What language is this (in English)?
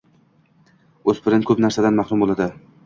Uzbek